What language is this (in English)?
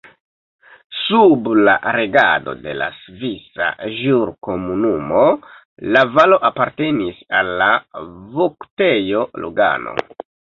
Esperanto